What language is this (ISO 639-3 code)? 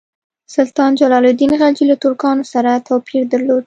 pus